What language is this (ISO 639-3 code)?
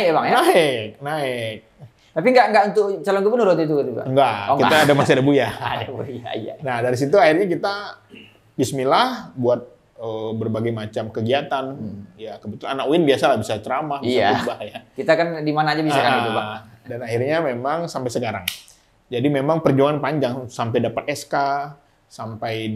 ind